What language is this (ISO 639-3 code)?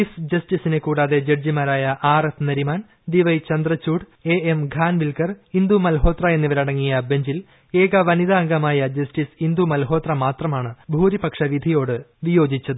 mal